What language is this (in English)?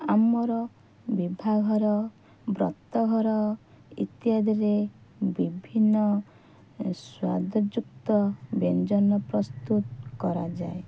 Odia